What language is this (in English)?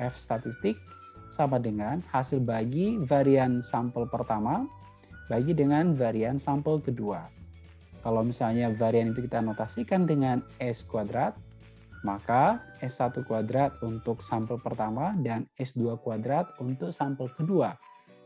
Indonesian